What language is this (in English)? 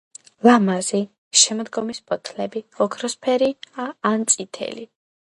Georgian